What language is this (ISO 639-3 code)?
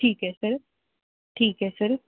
pan